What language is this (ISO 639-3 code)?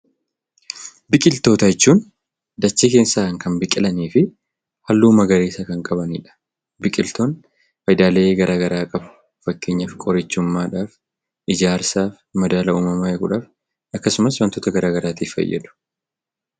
orm